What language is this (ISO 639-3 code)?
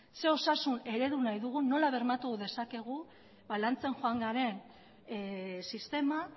eus